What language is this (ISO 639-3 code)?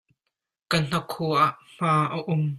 cnh